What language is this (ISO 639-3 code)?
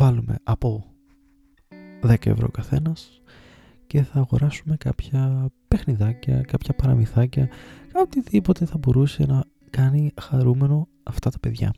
ell